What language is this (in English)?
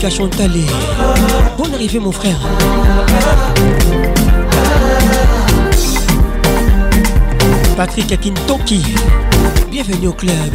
French